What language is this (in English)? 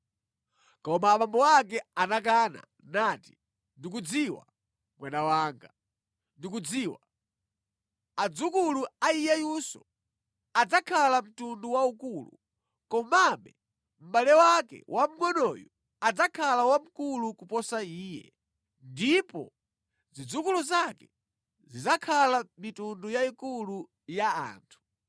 Nyanja